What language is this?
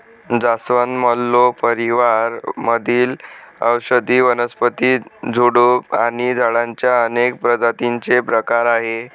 Marathi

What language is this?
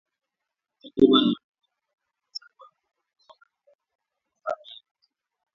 Swahili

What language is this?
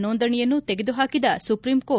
Kannada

